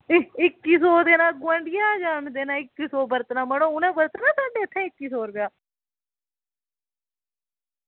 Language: Dogri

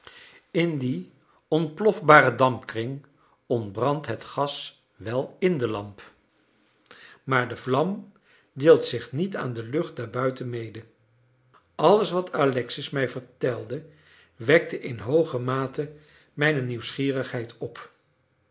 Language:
Dutch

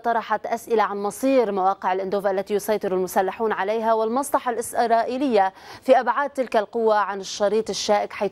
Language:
Arabic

